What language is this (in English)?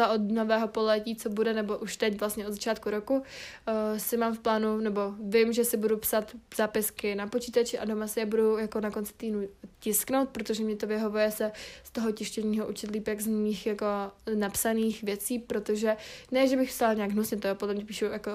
Czech